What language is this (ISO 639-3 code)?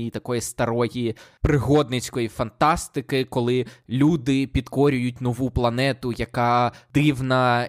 ukr